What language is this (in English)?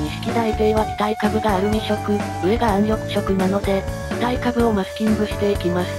Japanese